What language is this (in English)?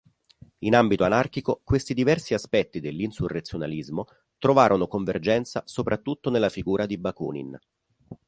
Italian